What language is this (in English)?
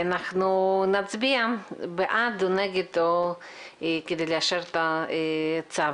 Hebrew